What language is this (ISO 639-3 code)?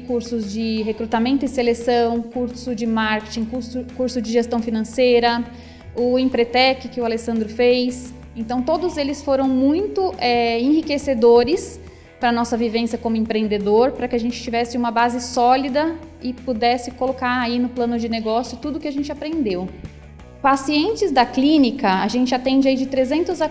por